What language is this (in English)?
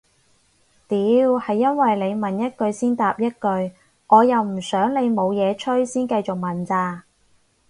Cantonese